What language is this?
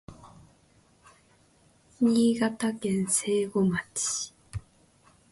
Japanese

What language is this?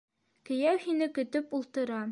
Bashkir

